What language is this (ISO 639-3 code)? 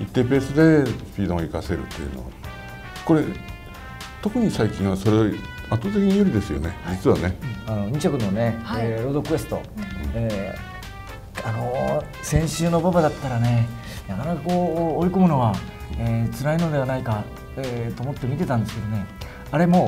jpn